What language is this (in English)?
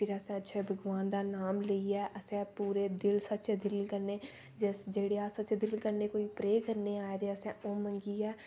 Dogri